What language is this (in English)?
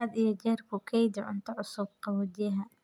Somali